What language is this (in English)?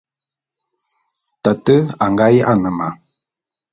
Bulu